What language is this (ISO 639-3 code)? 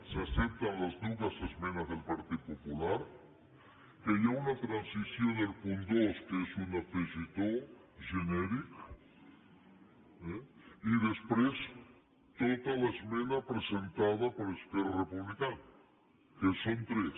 cat